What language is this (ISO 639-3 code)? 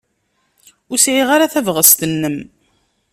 kab